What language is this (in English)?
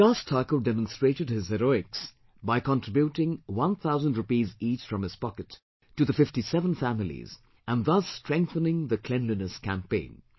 English